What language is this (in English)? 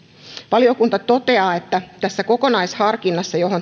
Finnish